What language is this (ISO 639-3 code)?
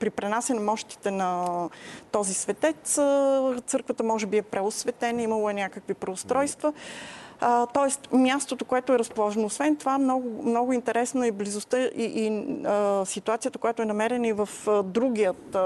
bul